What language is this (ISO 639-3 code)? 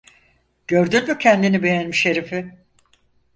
tur